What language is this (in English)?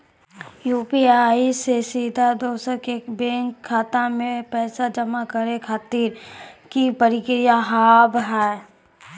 Maithili